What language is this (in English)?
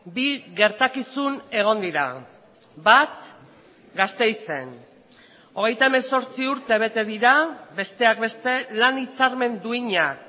Basque